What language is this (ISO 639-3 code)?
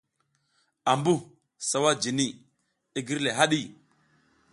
giz